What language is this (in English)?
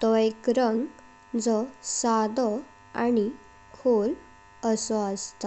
Konkani